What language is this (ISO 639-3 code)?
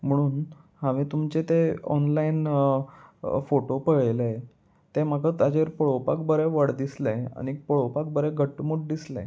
kok